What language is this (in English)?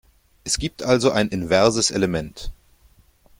German